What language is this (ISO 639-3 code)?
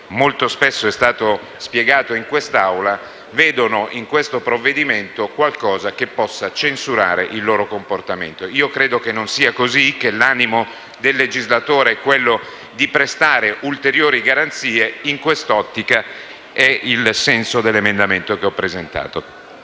ita